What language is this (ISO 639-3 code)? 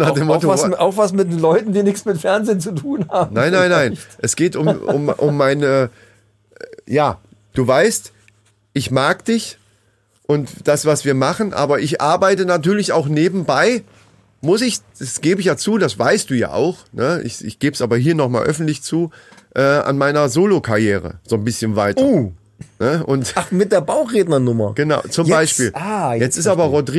deu